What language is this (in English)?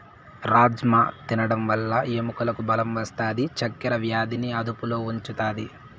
Telugu